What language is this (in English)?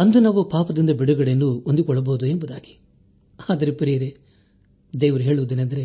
Kannada